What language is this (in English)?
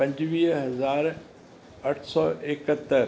Sindhi